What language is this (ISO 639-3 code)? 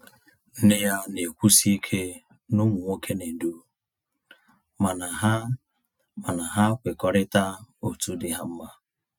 ibo